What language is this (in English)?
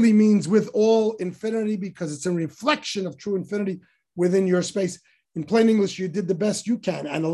English